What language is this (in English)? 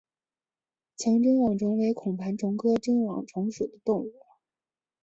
Chinese